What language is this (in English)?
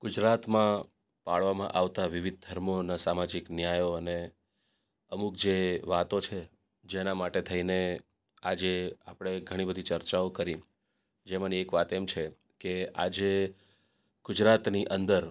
Gujarati